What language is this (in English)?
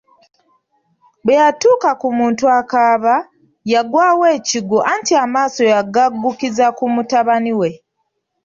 Ganda